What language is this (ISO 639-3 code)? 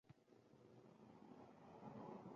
uzb